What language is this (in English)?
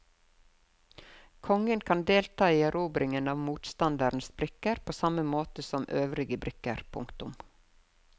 Norwegian